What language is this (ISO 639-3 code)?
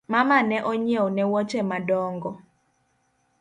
luo